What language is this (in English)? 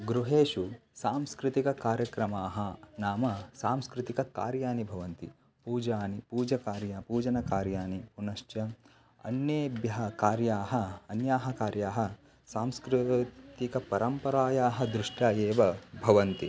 Sanskrit